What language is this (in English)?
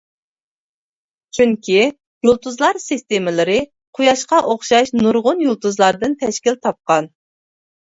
Uyghur